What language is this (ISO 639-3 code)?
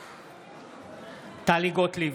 heb